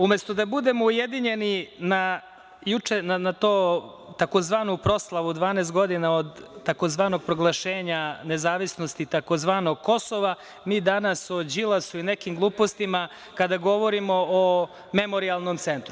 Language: Serbian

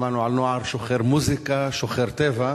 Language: Hebrew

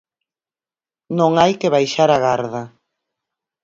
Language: Galician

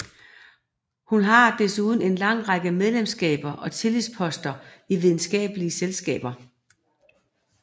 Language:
Danish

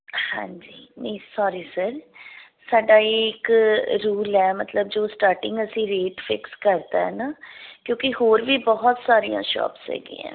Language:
Punjabi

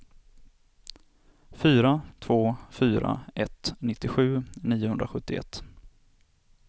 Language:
Swedish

